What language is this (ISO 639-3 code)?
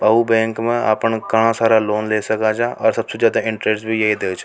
raj